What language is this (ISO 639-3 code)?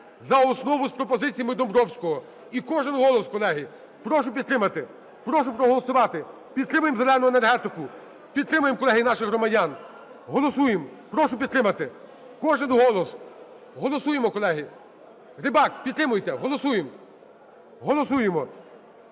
ukr